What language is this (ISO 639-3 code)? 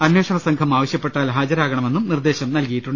mal